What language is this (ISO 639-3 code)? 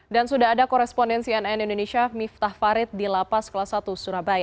ind